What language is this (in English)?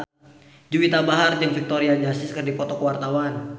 Sundanese